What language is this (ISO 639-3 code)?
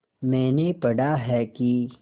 hin